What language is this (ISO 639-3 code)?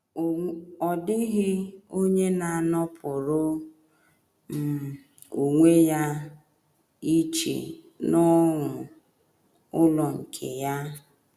ibo